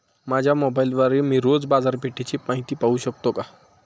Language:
Marathi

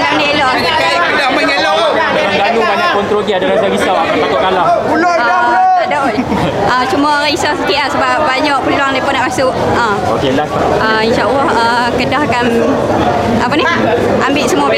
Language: Malay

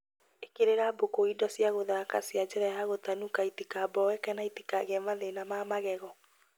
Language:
Kikuyu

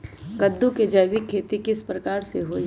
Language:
Magahi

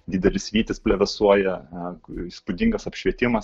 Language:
Lithuanian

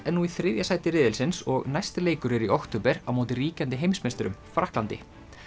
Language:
Icelandic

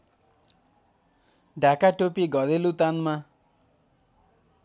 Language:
Nepali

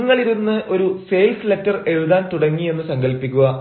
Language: Malayalam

